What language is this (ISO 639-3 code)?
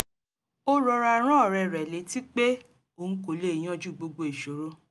yor